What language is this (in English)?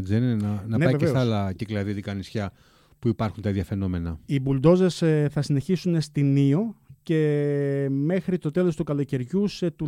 Greek